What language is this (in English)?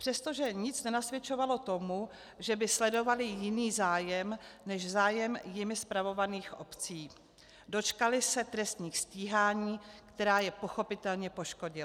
Czech